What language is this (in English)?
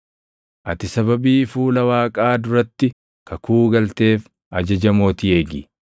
Oromo